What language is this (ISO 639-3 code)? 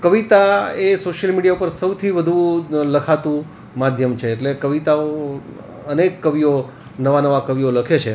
guj